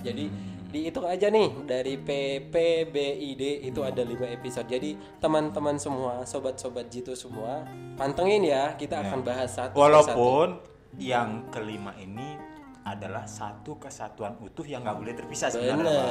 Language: Indonesian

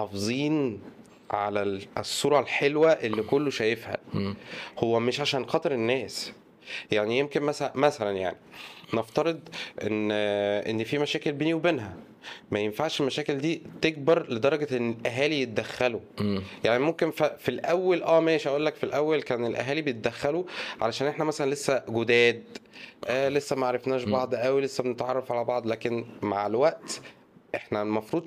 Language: Arabic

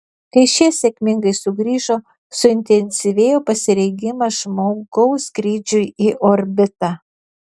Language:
Lithuanian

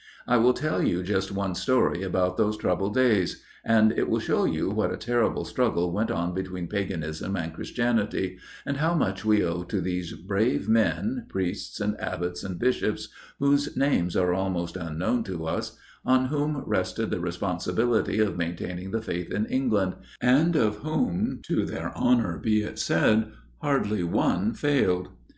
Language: English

